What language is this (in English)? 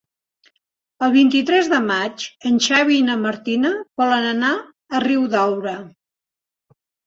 Catalan